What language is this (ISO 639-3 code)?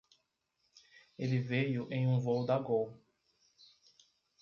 por